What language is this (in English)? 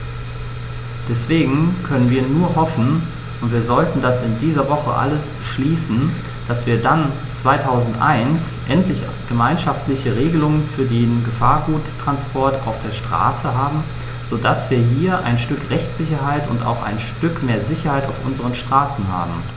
German